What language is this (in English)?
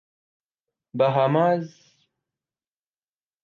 Urdu